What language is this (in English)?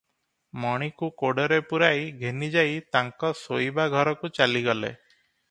Odia